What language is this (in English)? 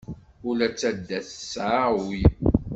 Kabyle